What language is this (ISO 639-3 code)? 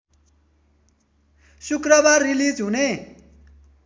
nep